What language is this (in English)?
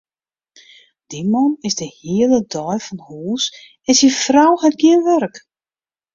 Western Frisian